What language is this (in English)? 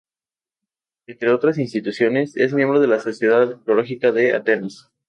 Spanish